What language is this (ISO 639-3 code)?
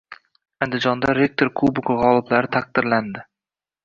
uzb